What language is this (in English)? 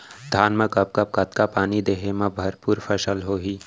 Chhattisgarhi